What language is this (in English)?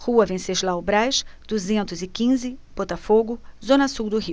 Portuguese